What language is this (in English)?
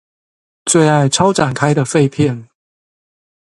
Chinese